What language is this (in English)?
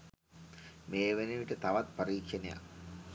Sinhala